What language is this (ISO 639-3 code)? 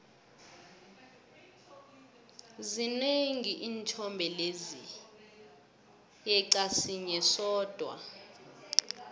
nbl